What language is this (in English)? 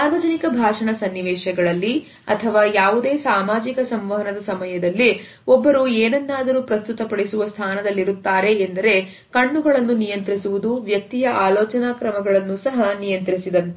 Kannada